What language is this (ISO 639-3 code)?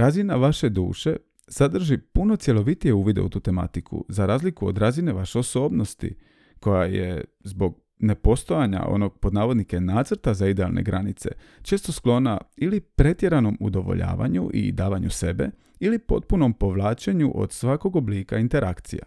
hrv